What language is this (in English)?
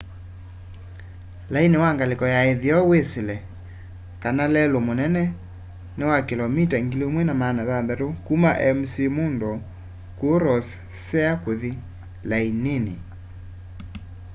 Kamba